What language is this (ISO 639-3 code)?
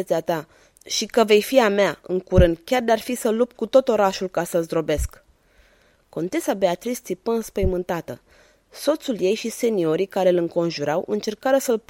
ron